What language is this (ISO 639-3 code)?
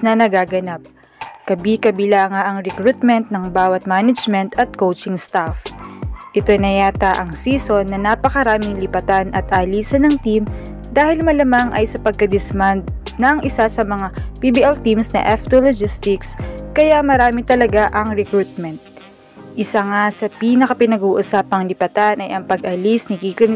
fil